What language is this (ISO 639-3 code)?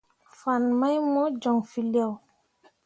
mua